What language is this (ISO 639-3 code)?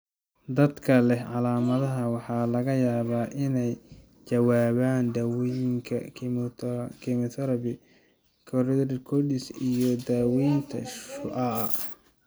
som